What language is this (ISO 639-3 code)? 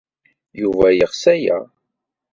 kab